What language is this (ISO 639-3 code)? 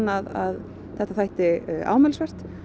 isl